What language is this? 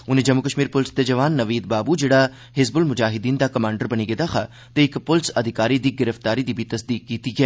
Dogri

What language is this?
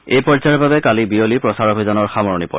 Assamese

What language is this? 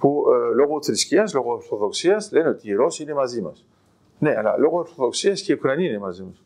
Greek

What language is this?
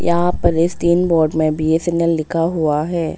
Hindi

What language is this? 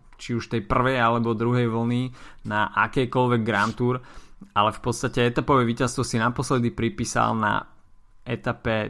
Slovak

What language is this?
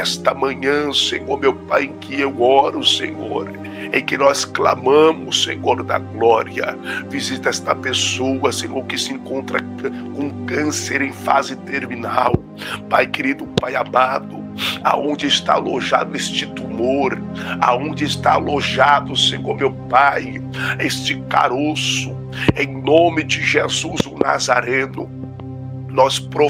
Portuguese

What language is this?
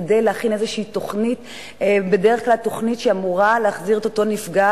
Hebrew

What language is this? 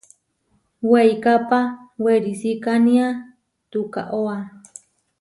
Huarijio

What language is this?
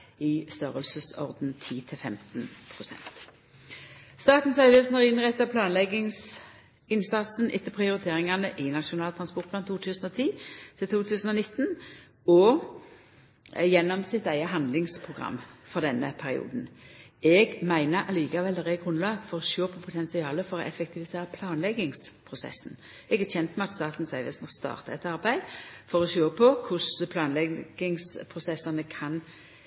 Norwegian Nynorsk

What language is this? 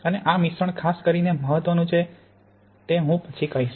Gujarati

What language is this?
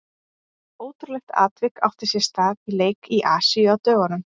Icelandic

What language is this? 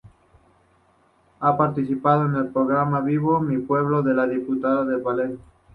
Spanish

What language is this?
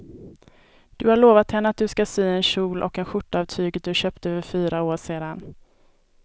Swedish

